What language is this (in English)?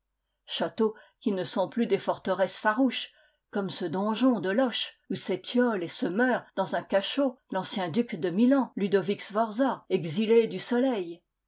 French